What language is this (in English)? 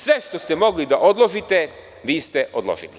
Serbian